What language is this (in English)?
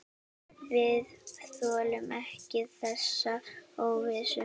Icelandic